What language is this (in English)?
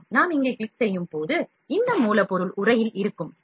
Tamil